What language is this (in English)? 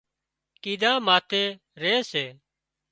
Wadiyara Koli